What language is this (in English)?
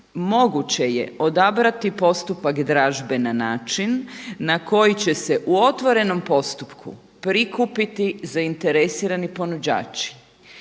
Croatian